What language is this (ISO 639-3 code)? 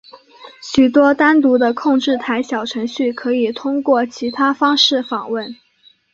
zho